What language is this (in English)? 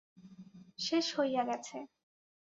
Bangla